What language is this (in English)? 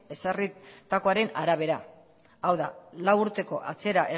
Basque